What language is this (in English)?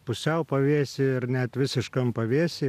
Lithuanian